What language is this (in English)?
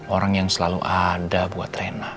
Indonesian